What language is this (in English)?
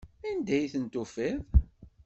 Kabyle